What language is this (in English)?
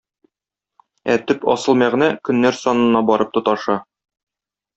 Tatar